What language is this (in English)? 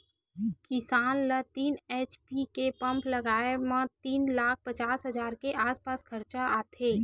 Chhattisgarhi